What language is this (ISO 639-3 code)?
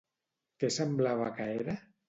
cat